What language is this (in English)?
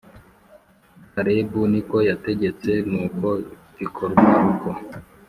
Kinyarwanda